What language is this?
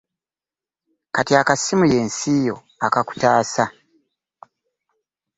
Ganda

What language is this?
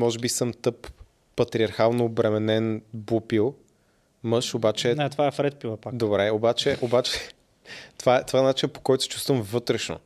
Bulgarian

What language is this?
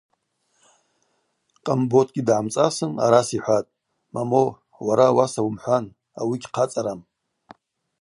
Abaza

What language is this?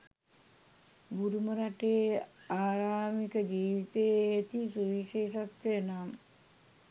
Sinhala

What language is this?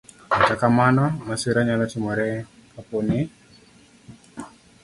Luo (Kenya and Tanzania)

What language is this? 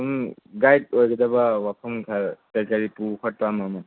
Manipuri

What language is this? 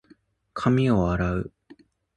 Japanese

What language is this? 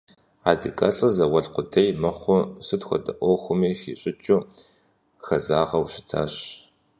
Kabardian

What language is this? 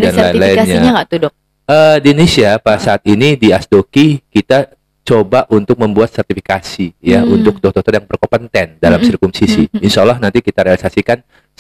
Indonesian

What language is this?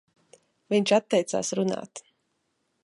Latvian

